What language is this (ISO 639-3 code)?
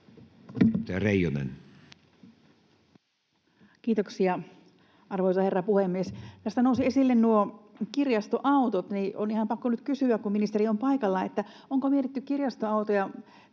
fin